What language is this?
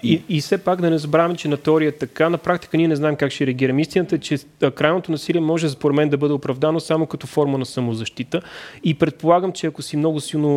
Bulgarian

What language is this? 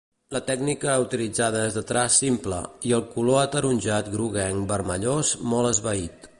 Catalan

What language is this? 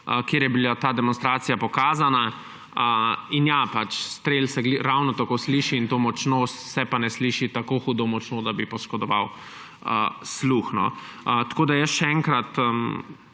Slovenian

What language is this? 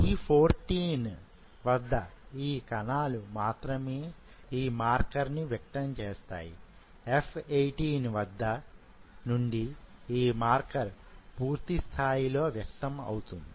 Telugu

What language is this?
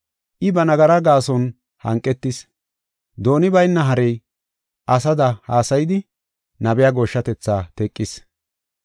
Gofa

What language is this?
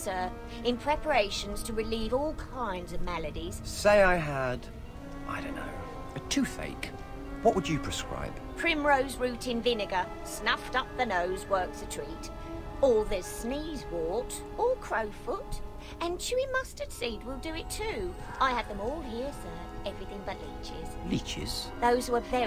German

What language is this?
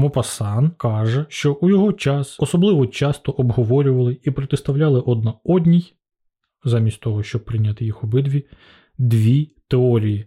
Ukrainian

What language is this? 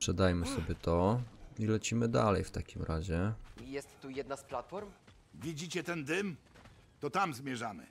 Polish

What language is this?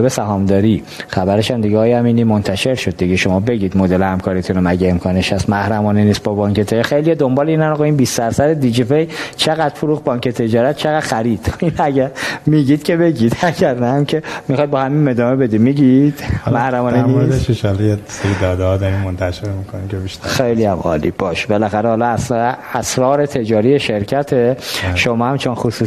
Persian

